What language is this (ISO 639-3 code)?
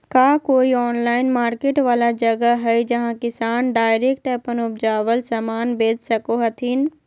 mag